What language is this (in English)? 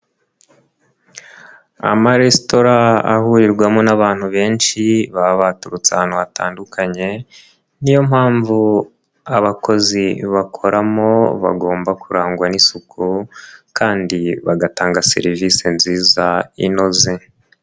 Kinyarwanda